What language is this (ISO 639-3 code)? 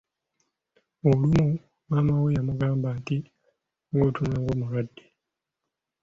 lug